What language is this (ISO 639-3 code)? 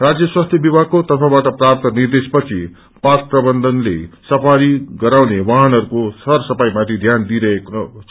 nep